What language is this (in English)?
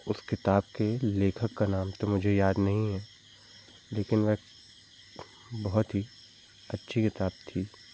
Hindi